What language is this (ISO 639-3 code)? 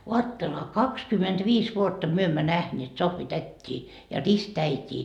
fin